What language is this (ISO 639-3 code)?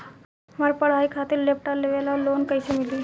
bho